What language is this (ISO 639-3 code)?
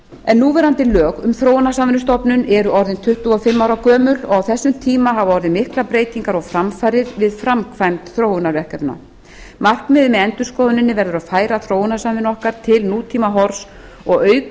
isl